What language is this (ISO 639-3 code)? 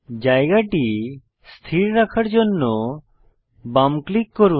ben